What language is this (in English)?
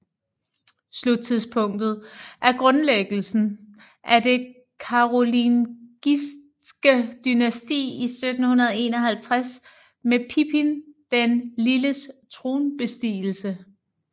Danish